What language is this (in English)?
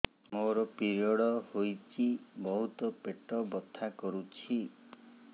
Odia